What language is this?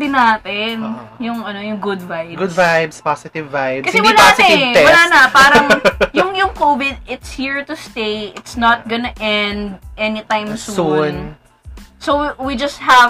Filipino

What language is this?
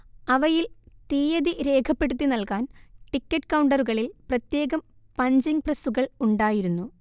Malayalam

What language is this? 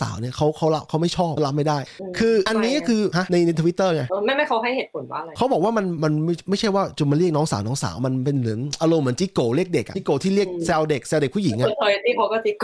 Thai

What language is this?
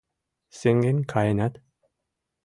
Mari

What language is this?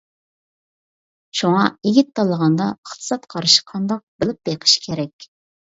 Uyghur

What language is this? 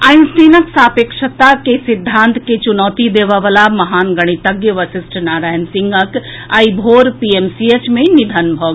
Maithili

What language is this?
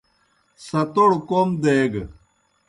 Kohistani Shina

